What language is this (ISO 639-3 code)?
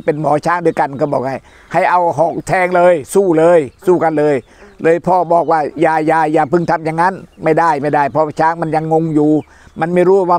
tha